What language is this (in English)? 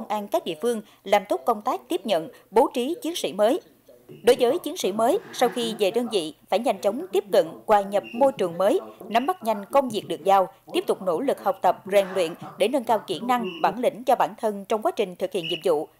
Vietnamese